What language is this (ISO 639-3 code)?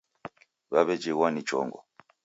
dav